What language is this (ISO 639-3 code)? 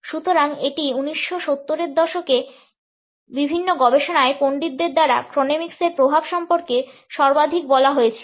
ben